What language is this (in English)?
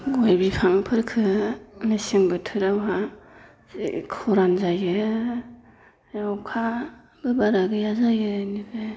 Bodo